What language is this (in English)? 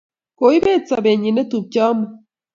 Kalenjin